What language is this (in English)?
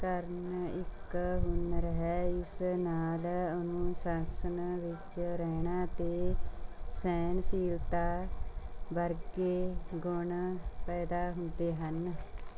Punjabi